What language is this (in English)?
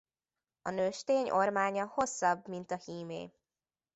Hungarian